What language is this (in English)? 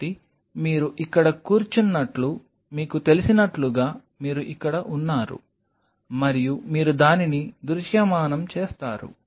Telugu